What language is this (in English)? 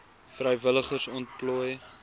Afrikaans